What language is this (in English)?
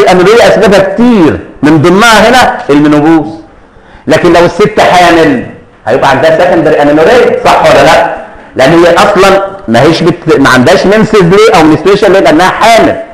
Arabic